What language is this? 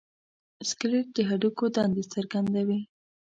Pashto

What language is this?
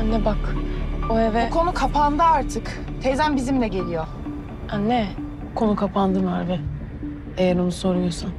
Turkish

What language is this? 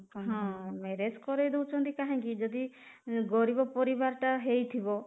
Odia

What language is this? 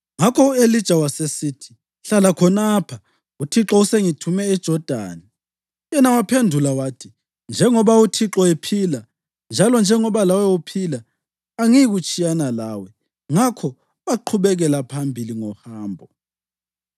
North Ndebele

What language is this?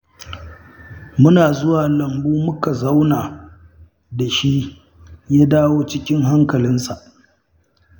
Hausa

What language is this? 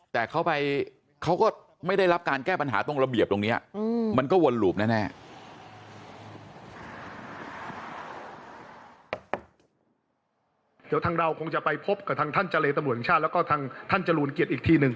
Thai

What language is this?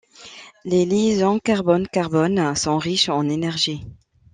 French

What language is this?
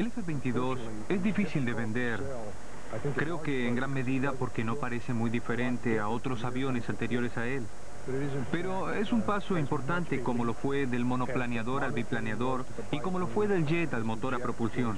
Spanish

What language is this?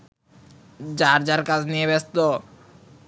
Bangla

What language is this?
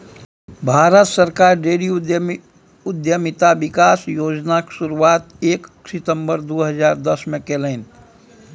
Maithili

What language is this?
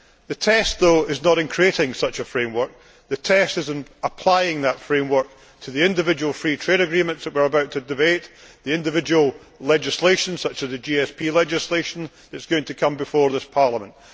English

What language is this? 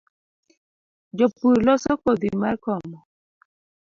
Luo (Kenya and Tanzania)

